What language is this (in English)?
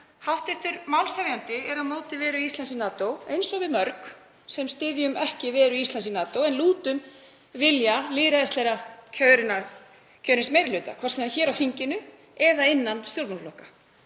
Icelandic